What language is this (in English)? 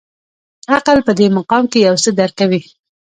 Pashto